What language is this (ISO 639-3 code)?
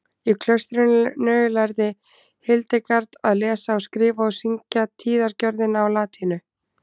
isl